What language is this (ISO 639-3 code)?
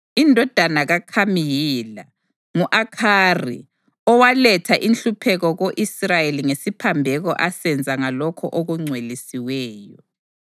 nde